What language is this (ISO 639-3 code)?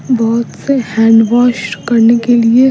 hin